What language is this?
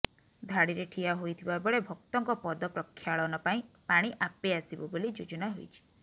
Odia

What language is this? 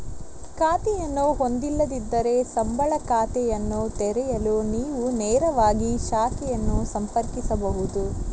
Kannada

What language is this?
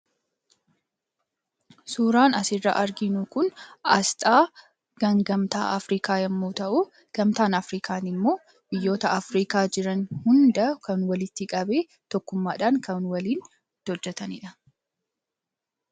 Oromo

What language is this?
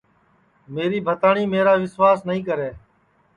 Sansi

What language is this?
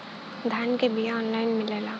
Bhojpuri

